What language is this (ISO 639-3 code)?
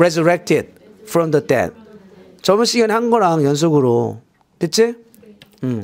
kor